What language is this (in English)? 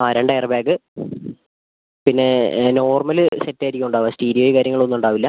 Malayalam